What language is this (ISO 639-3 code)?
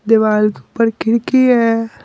hin